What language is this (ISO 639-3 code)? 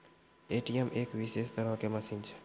mai